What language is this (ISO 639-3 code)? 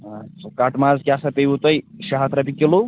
kas